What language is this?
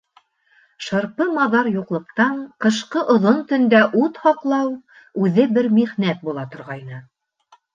Bashkir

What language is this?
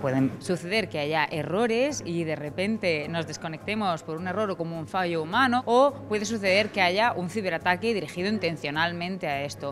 Spanish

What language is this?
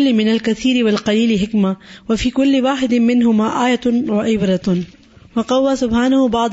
Urdu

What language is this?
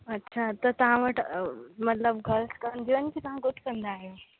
Sindhi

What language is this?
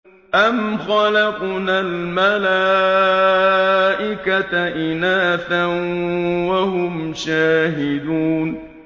Arabic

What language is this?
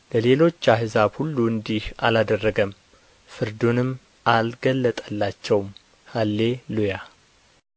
Amharic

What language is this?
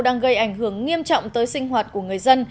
Vietnamese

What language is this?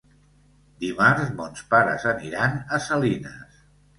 Catalan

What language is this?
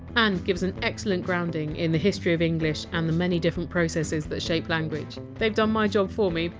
English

